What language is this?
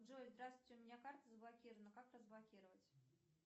Russian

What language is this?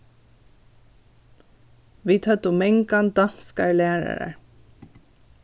Faroese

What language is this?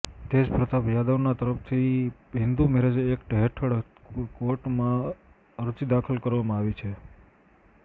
Gujarati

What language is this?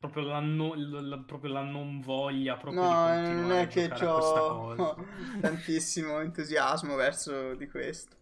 Italian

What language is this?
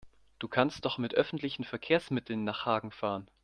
German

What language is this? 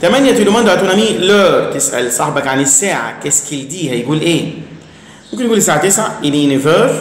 Arabic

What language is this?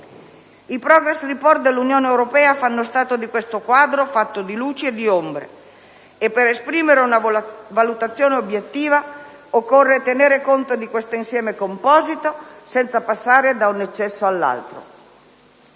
Italian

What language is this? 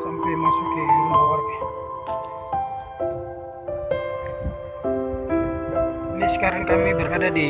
Indonesian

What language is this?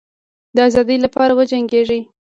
Pashto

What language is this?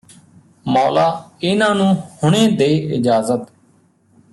Punjabi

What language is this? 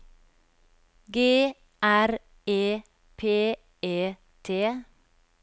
Norwegian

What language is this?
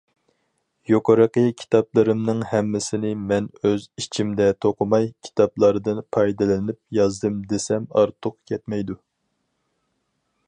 Uyghur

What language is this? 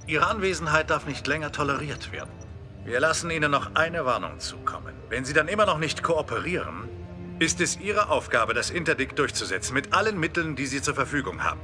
German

